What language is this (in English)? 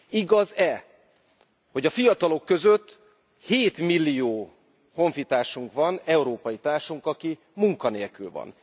Hungarian